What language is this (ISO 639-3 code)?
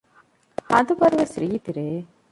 div